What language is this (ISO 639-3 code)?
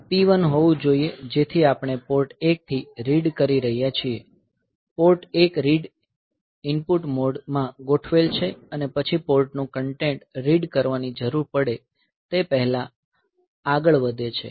guj